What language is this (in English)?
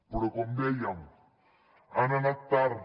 Catalan